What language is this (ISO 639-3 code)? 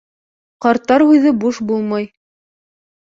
bak